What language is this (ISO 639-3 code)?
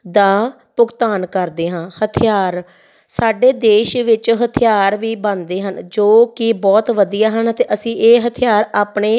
pan